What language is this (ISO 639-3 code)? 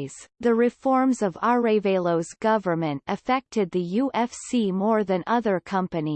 eng